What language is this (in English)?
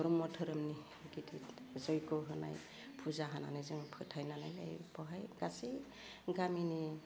Bodo